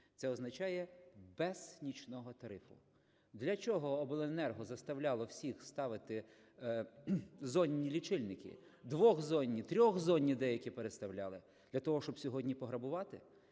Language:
Ukrainian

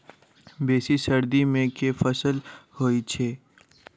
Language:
Maithili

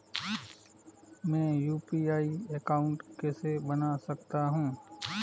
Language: Hindi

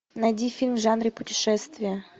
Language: Russian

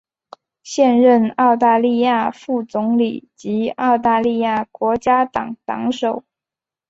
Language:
Chinese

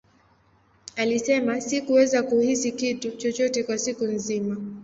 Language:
Swahili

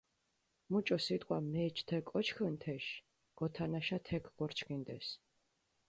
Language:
Mingrelian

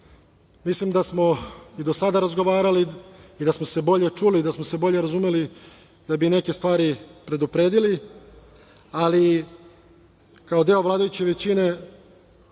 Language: Serbian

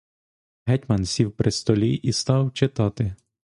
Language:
Ukrainian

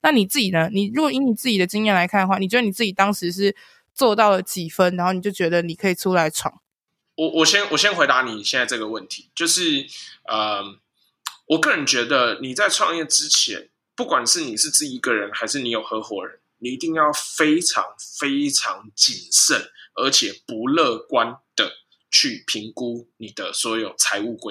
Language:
Chinese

